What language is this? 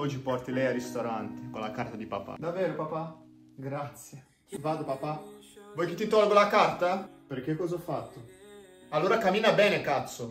Italian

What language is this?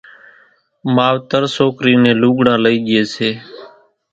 Kachi Koli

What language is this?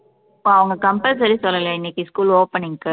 Tamil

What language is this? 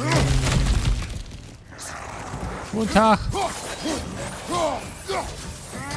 German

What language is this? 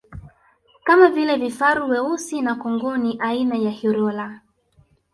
Swahili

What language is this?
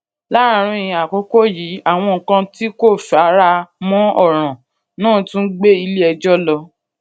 Yoruba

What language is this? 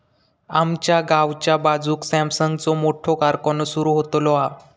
Marathi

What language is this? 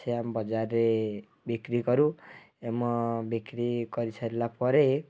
Odia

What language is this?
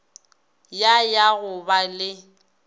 Northern Sotho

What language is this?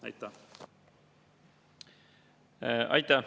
Estonian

